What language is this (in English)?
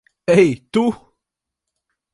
Latvian